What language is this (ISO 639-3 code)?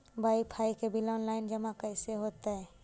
mag